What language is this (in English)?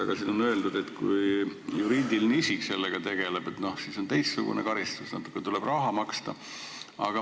Estonian